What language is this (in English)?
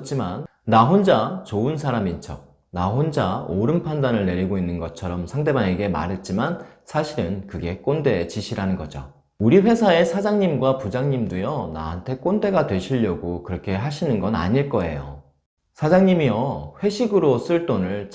Korean